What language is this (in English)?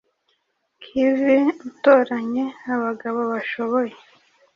Kinyarwanda